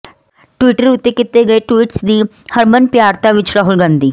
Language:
Punjabi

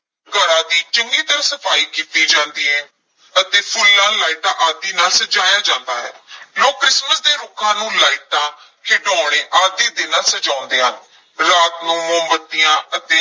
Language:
Punjabi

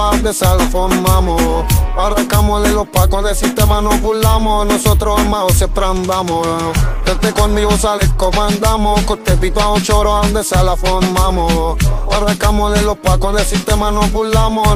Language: Romanian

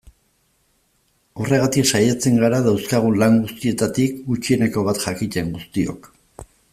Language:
Basque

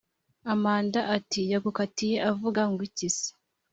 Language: Kinyarwanda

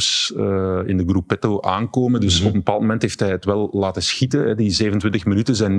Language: Dutch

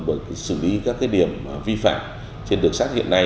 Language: Vietnamese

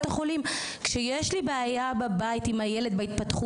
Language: Hebrew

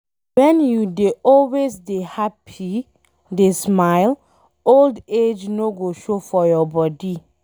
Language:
Nigerian Pidgin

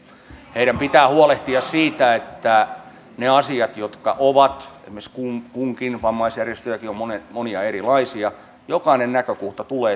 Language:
Finnish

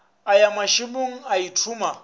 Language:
Northern Sotho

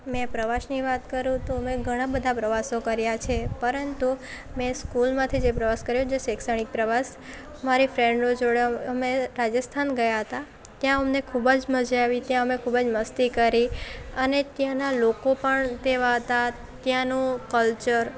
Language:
Gujarati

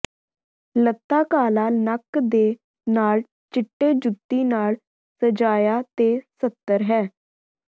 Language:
Punjabi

